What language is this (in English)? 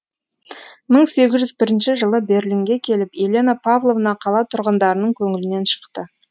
Kazakh